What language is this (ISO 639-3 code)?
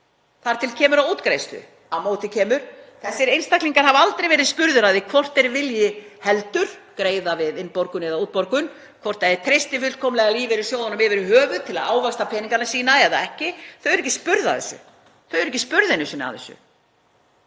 isl